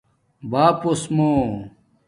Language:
Domaaki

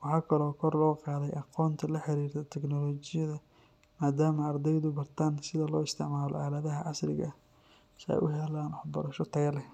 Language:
Somali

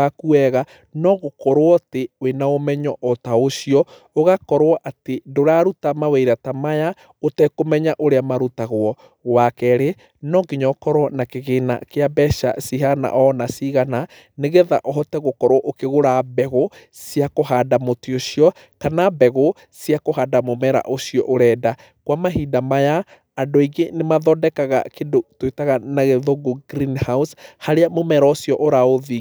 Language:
Kikuyu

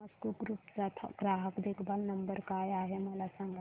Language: Marathi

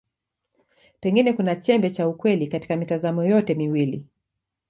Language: Swahili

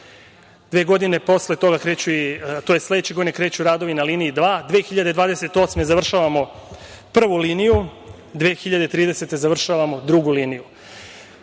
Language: Serbian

